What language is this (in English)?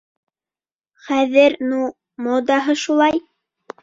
Bashkir